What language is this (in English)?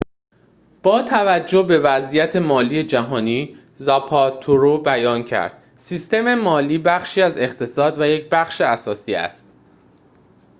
Persian